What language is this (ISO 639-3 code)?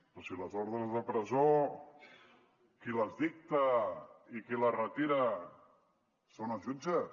cat